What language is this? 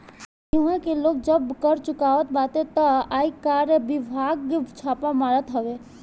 Bhojpuri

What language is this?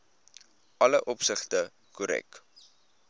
Afrikaans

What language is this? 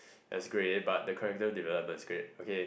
English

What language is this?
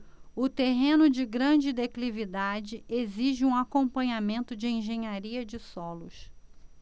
Portuguese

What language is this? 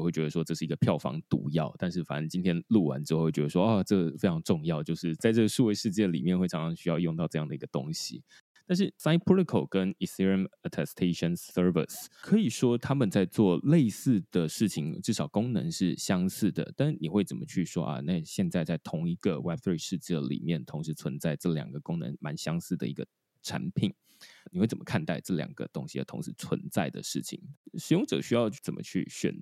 Chinese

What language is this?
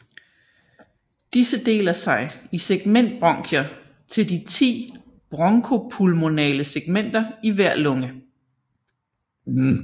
Danish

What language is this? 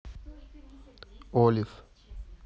Russian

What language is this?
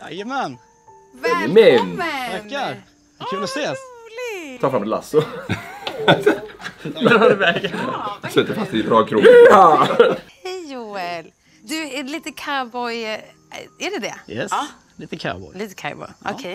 Swedish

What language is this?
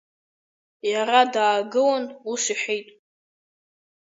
Abkhazian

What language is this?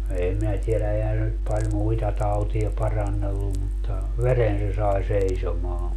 Finnish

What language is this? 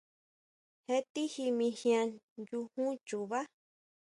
Huautla Mazatec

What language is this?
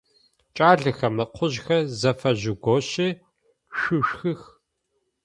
Adyghe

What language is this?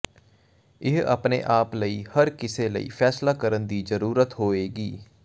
Punjabi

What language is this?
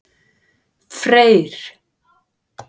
Icelandic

